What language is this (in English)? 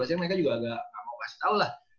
Indonesian